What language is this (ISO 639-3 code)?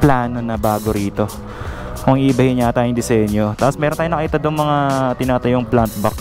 fil